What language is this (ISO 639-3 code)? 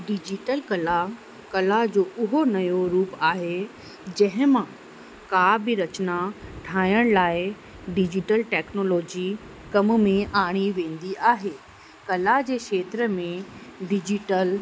snd